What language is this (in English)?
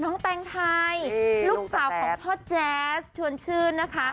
Thai